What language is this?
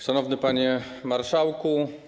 Polish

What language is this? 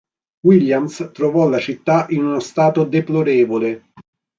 Italian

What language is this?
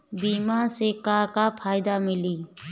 Bhojpuri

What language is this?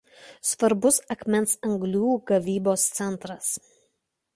Lithuanian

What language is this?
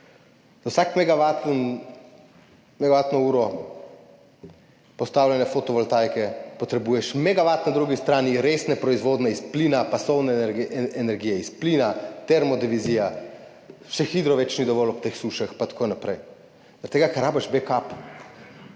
Slovenian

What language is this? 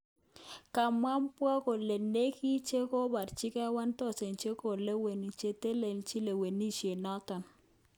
Kalenjin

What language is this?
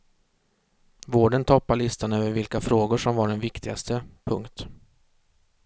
Swedish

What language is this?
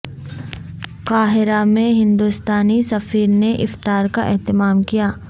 Urdu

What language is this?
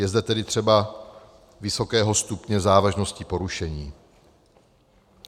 Czech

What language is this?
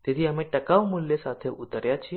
Gujarati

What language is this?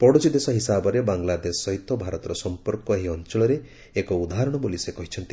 Odia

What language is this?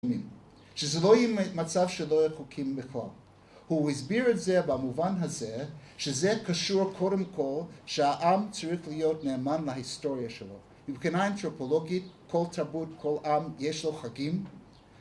Hebrew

